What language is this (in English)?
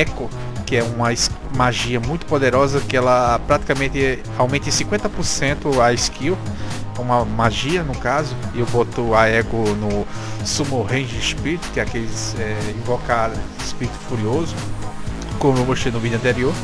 Portuguese